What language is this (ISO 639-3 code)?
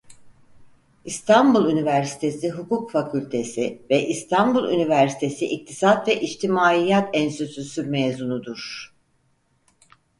tur